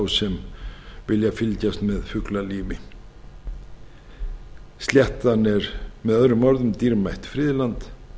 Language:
Icelandic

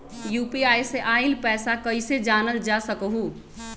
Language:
Magahi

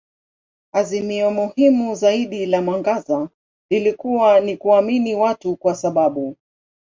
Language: Swahili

